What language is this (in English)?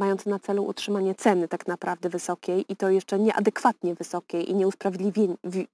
Polish